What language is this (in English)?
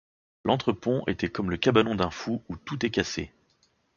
French